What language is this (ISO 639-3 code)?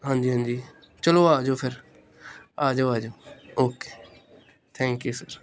pan